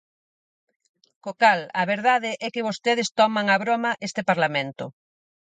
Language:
Galician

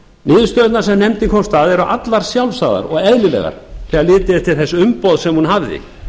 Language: Icelandic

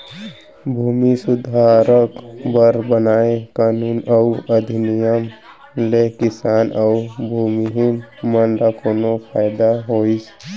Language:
Chhattisgarhi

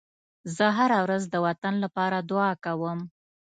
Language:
Pashto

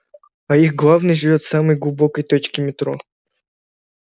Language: Russian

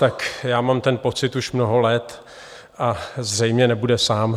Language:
Czech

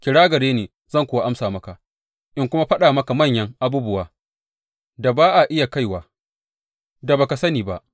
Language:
Hausa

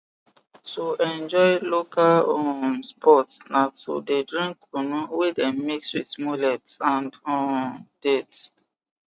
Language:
Nigerian Pidgin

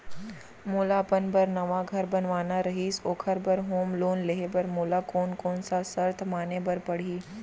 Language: Chhattisgarhi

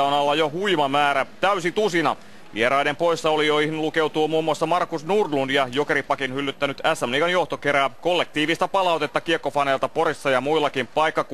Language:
Finnish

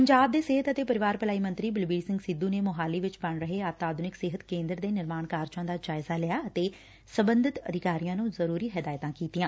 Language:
Punjabi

